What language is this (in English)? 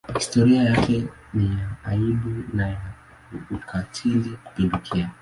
Swahili